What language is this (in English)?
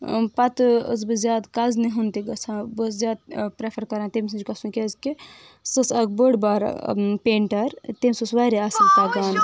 Kashmiri